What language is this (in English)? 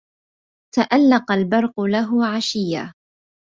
Arabic